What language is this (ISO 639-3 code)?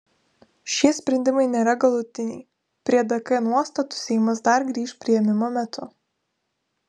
lit